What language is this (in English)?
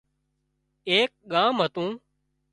Wadiyara Koli